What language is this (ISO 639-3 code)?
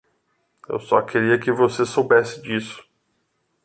por